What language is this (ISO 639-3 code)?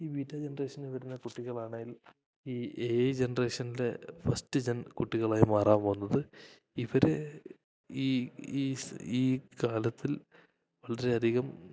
mal